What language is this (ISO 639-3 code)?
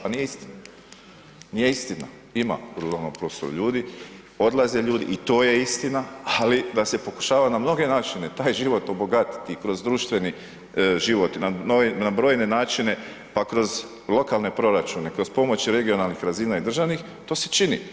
hrv